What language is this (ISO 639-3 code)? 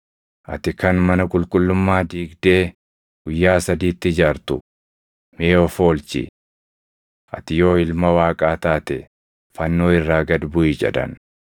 orm